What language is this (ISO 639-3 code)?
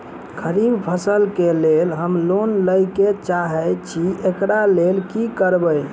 mai